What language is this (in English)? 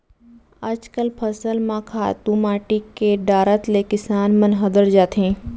Chhattisgarhi